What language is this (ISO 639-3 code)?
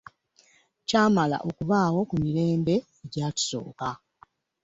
lug